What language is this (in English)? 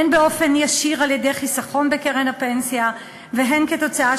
Hebrew